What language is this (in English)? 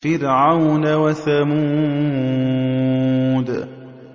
Arabic